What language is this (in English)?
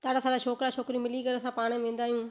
Sindhi